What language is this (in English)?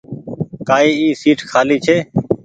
Goaria